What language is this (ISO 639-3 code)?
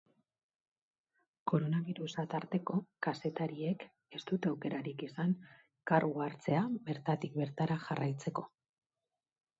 eus